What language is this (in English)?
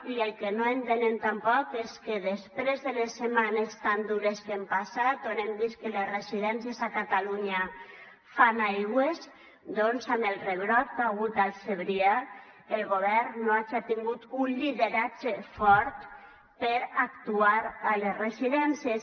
Catalan